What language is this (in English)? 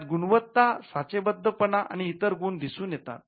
Marathi